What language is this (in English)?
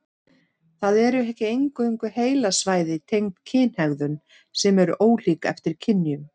Icelandic